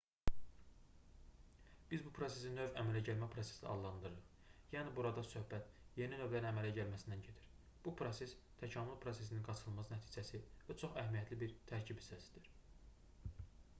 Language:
Azerbaijani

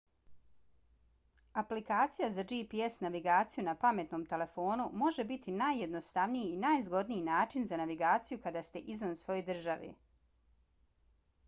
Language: Bosnian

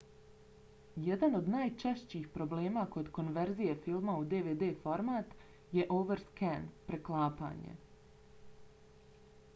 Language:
Bosnian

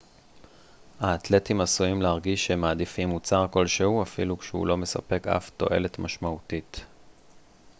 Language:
Hebrew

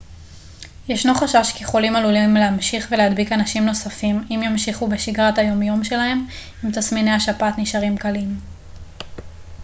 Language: Hebrew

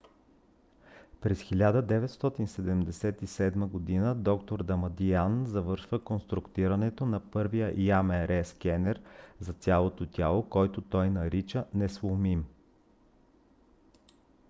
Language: Bulgarian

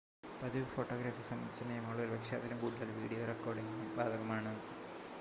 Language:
Malayalam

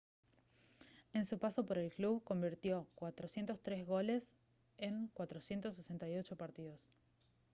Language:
Spanish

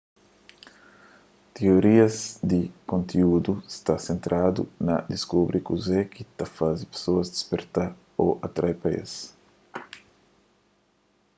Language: Kabuverdianu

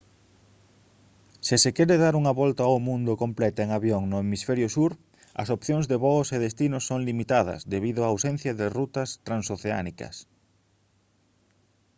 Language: Galician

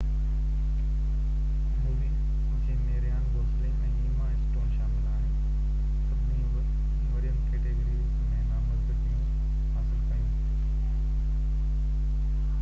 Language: Sindhi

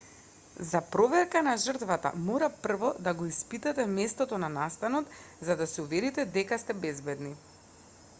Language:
Macedonian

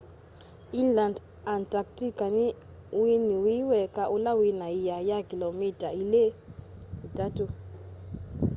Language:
Kamba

